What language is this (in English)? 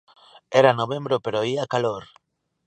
Galician